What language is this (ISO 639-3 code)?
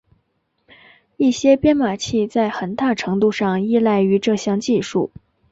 zho